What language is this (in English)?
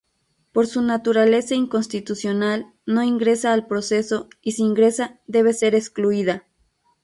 Spanish